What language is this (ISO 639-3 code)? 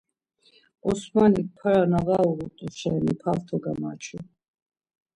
lzz